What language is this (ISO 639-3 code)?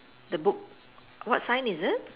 eng